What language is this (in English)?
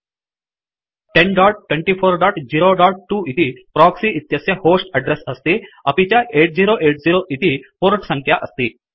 Sanskrit